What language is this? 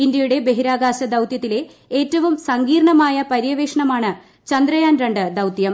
Malayalam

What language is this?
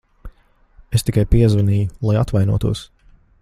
Latvian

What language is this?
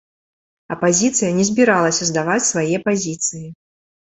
Belarusian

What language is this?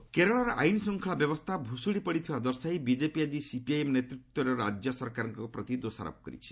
Odia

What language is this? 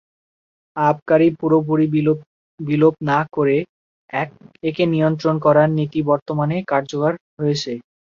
Bangla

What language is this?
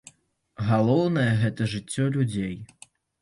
Belarusian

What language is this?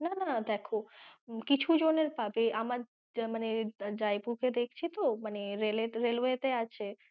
Bangla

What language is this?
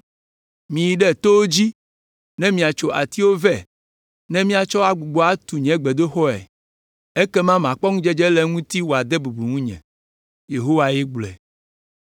Ewe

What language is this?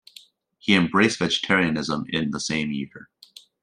English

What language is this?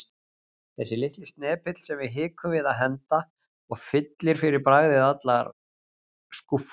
Icelandic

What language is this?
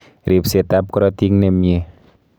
Kalenjin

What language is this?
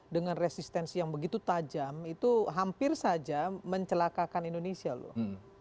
Indonesian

